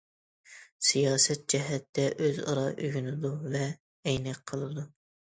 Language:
Uyghur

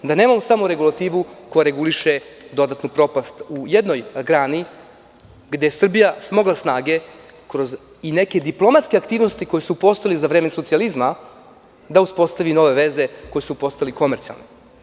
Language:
Serbian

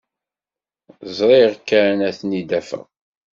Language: Kabyle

